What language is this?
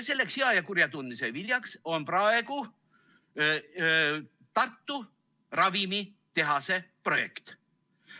Estonian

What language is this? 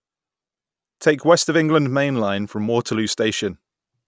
English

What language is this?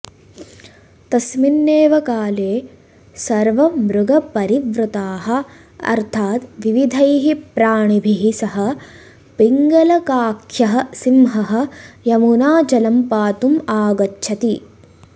Sanskrit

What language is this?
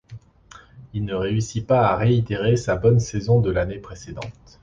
French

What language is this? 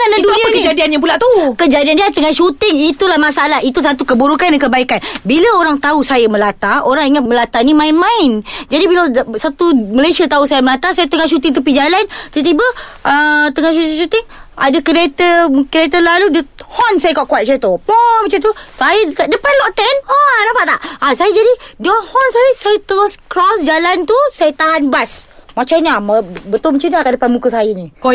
Malay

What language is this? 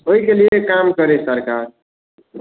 Maithili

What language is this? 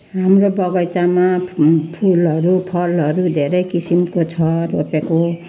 Nepali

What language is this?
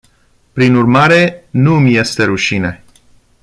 Romanian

